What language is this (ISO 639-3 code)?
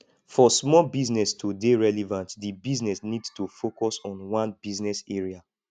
pcm